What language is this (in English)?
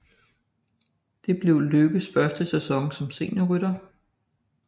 Danish